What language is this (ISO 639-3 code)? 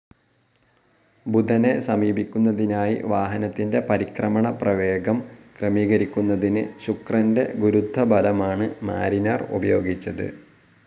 mal